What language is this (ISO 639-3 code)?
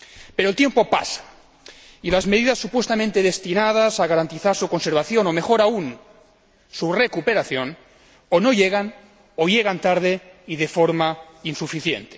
spa